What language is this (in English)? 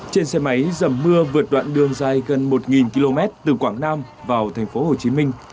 Vietnamese